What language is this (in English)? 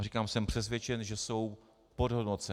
Czech